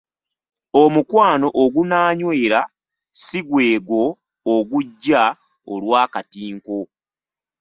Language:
Ganda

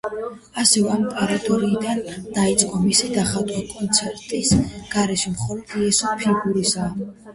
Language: Georgian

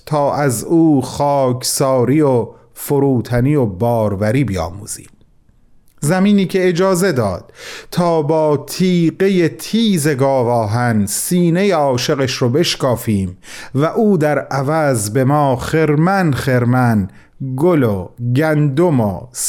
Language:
Persian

